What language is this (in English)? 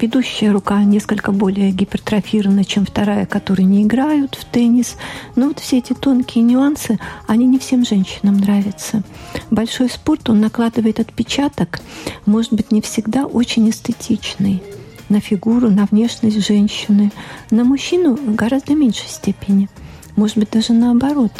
Russian